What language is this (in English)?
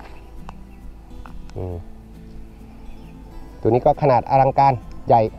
Thai